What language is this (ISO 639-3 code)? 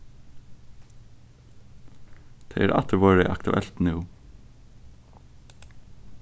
fao